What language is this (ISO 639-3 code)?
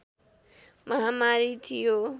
nep